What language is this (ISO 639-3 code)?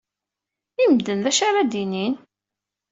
kab